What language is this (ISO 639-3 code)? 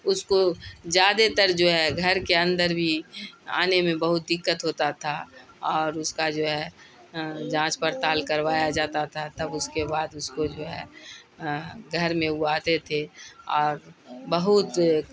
urd